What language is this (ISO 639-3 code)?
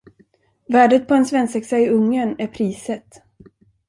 swe